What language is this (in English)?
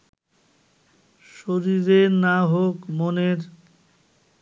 Bangla